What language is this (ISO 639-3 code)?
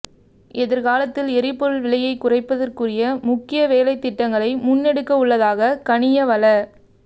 tam